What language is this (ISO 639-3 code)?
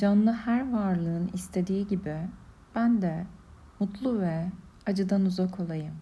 tur